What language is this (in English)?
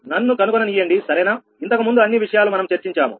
Telugu